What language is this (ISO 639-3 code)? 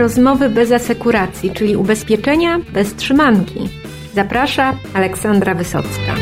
pol